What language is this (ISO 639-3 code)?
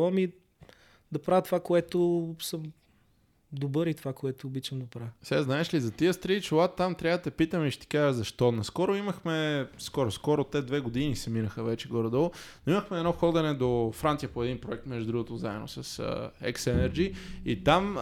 bul